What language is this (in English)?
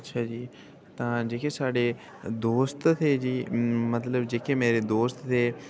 Dogri